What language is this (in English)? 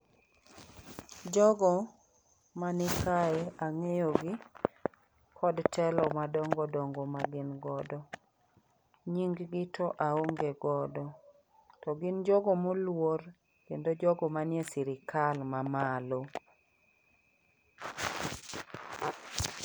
Luo (Kenya and Tanzania)